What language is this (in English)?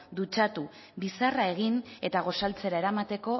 Basque